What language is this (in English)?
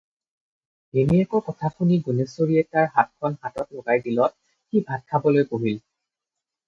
Assamese